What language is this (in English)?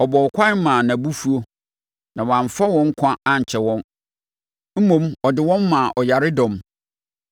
Akan